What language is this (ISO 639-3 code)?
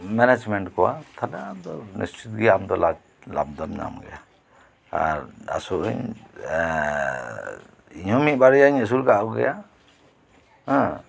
sat